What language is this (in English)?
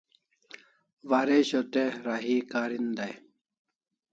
Kalasha